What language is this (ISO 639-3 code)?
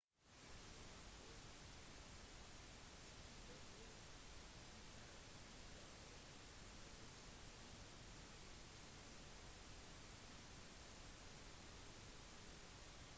nob